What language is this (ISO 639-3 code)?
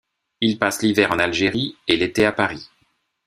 fra